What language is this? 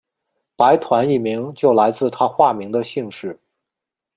Chinese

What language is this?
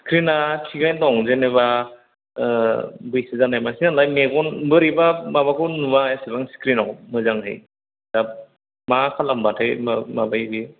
Bodo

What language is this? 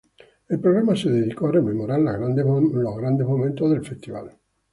Spanish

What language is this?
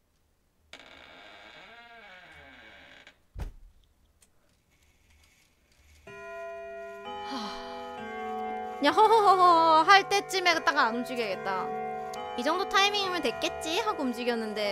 Korean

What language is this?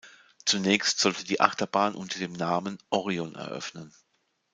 German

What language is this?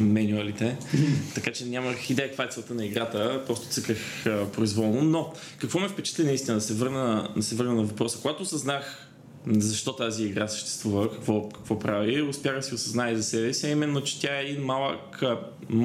Bulgarian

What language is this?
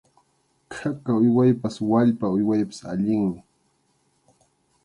Arequipa-La Unión Quechua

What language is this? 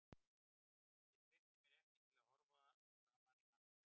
Icelandic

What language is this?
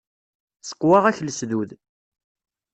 Kabyle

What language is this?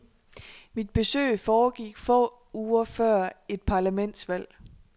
Danish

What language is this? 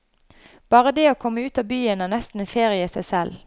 Norwegian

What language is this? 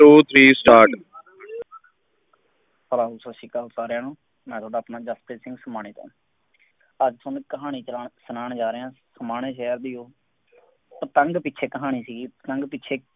Punjabi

